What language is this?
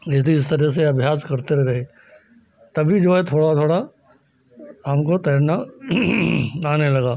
Hindi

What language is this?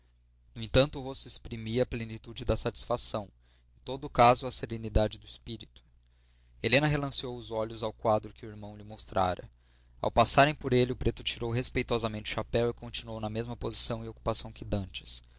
Portuguese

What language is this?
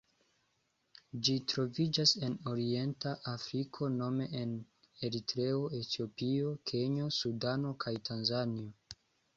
Esperanto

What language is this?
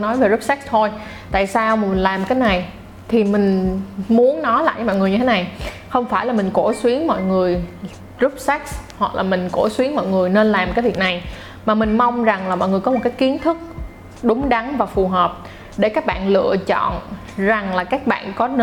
Vietnamese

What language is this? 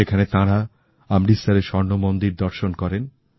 Bangla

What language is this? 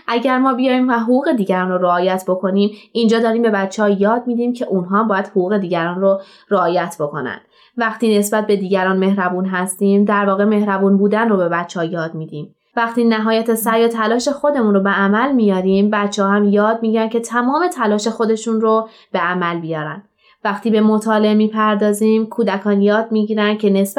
Persian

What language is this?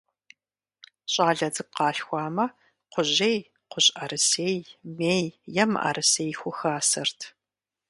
Kabardian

